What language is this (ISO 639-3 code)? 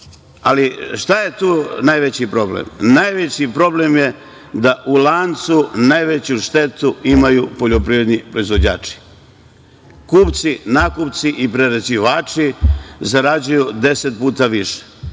srp